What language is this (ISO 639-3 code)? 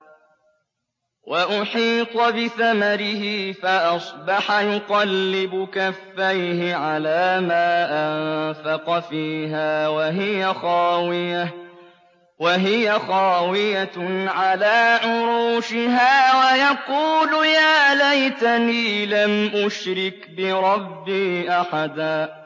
ara